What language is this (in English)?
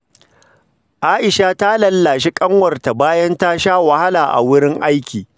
Hausa